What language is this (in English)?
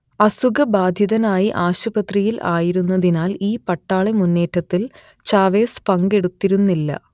Malayalam